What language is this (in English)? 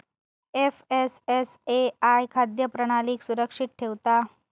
Marathi